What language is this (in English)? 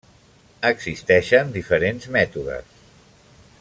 Catalan